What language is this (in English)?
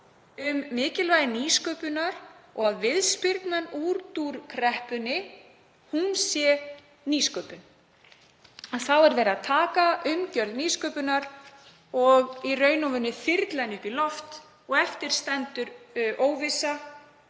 Icelandic